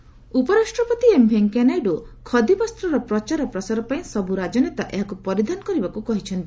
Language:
Odia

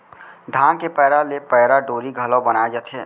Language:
Chhattisgarhi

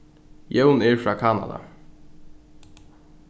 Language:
Faroese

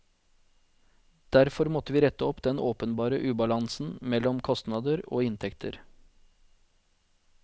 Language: Norwegian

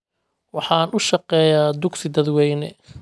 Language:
Somali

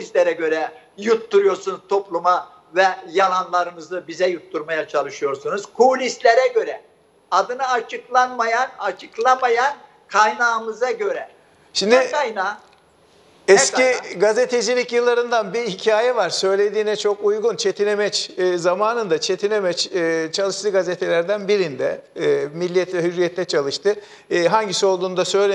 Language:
Turkish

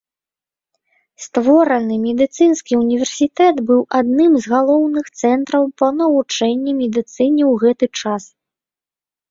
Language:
Belarusian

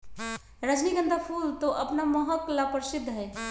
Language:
Magahi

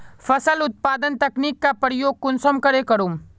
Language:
Magahi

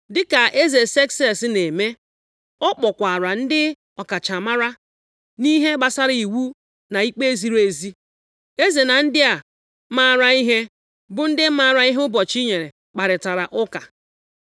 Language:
Igbo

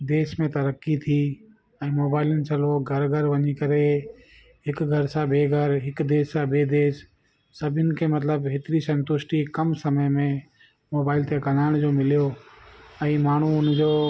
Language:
Sindhi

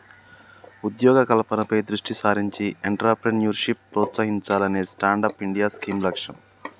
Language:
Telugu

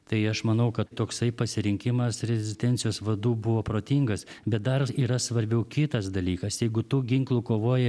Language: Lithuanian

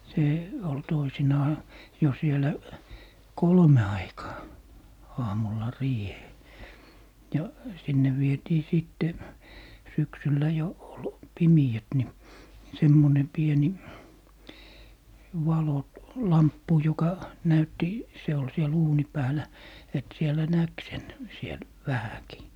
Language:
Finnish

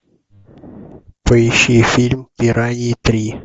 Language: Russian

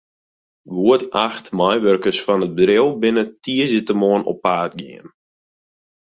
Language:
Western Frisian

